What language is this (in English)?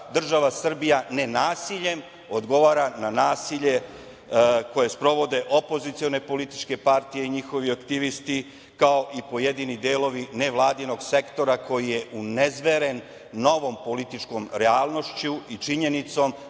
Serbian